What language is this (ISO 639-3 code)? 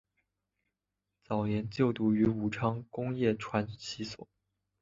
zho